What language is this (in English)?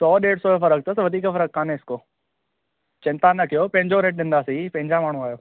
Sindhi